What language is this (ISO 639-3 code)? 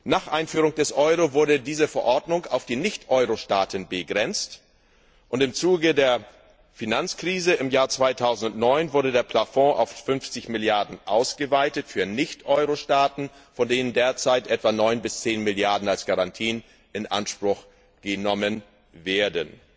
deu